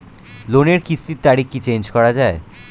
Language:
Bangla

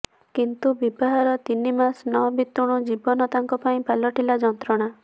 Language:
Odia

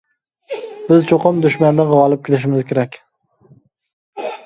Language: Uyghur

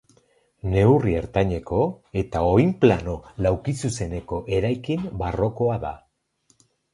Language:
Basque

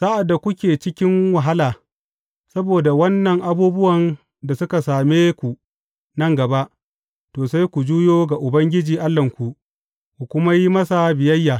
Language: Hausa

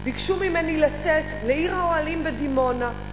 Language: Hebrew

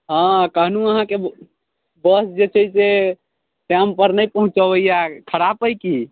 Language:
Maithili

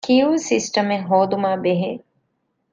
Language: Divehi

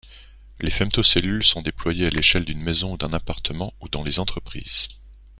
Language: French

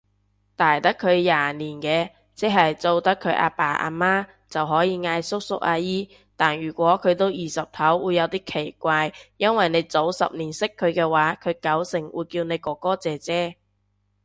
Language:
Cantonese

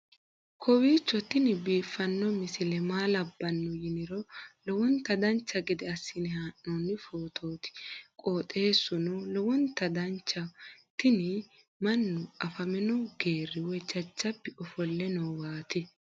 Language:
Sidamo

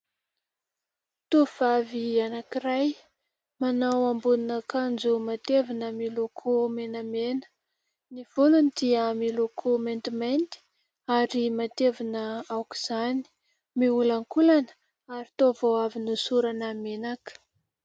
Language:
Malagasy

